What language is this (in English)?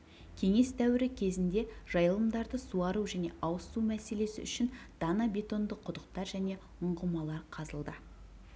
Kazakh